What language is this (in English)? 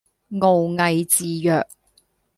Cantonese